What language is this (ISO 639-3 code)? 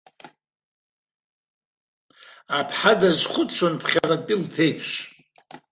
abk